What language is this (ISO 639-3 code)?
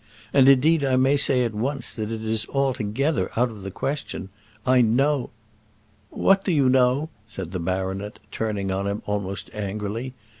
eng